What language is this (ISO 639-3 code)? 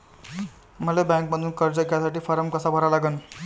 mar